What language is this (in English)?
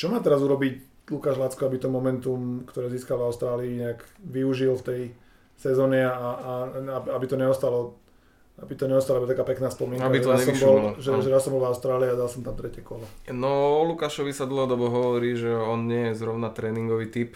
Slovak